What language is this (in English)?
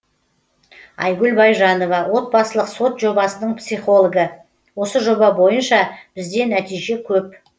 Kazakh